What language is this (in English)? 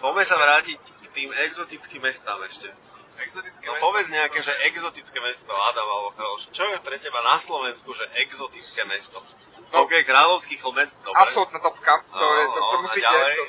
Slovak